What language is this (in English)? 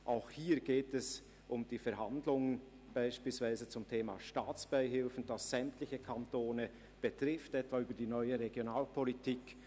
Swiss German